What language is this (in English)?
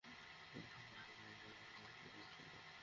Bangla